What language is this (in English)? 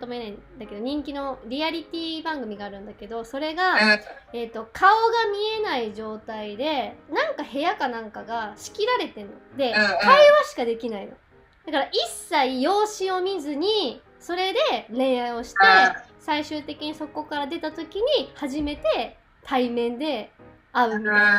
Japanese